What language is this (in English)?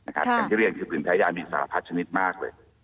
Thai